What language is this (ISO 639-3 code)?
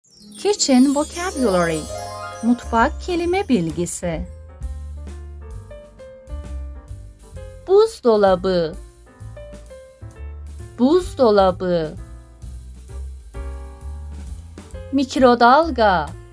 tur